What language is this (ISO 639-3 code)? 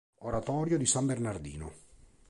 ita